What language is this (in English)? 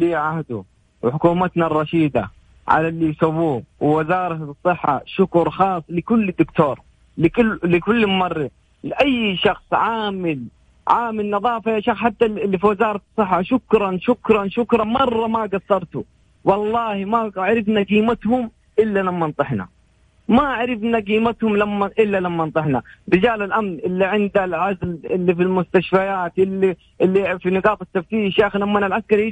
Arabic